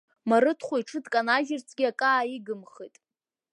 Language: Abkhazian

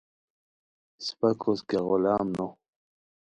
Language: Khowar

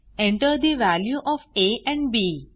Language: Marathi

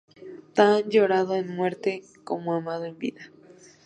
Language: Spanish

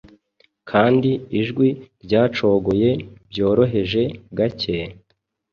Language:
Kinyarwanda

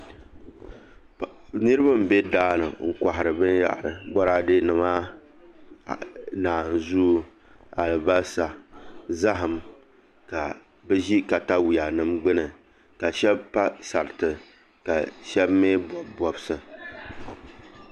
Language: Dagbani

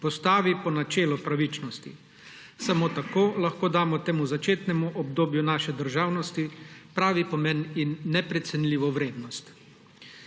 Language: Slovenian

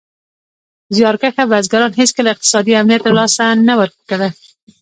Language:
Pashto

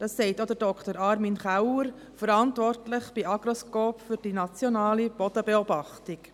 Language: Swiss German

